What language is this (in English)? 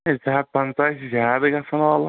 Kashmiri